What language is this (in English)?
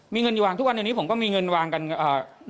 Thai